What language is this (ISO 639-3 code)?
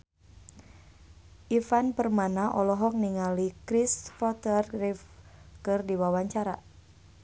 sun